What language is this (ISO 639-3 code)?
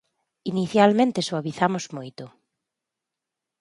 glg